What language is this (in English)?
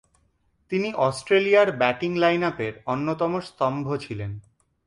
Bangla